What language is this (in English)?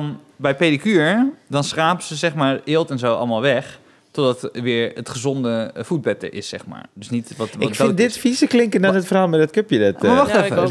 Dutch